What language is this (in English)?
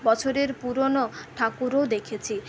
Bangla